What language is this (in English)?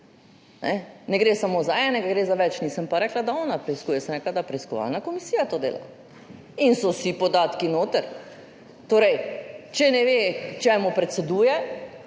Slovenian